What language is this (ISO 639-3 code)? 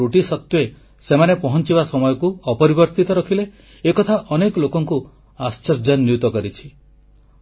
ori